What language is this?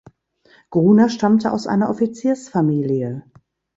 German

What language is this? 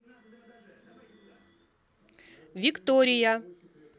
Russian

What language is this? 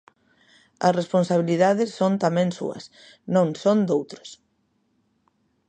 Galician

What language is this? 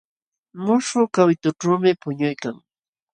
Jauja Wanca Quechua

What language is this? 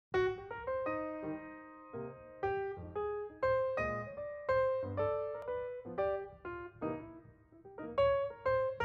Dutch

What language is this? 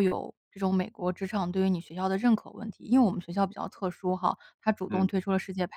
Chinese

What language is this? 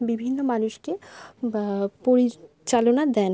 Bangla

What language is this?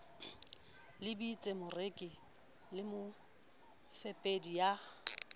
Southern Sotho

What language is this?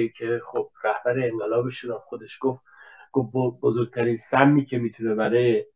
Persian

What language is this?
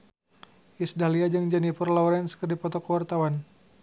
Sundanese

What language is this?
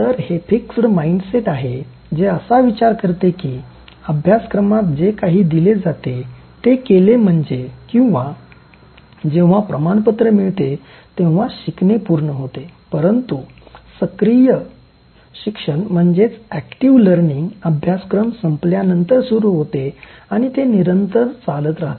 Marathi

